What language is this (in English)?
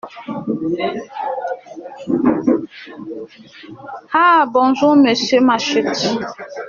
French